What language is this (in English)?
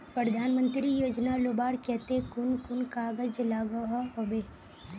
Magahi